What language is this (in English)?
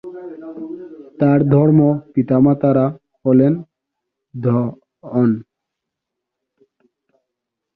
Bangla